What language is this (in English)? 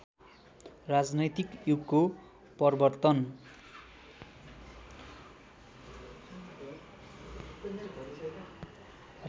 Nepali